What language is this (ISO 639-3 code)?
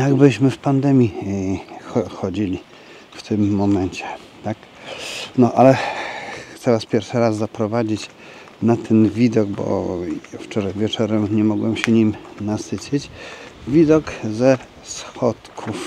pol